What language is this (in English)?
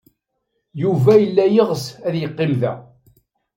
Kabyle